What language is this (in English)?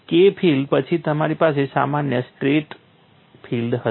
Gujarati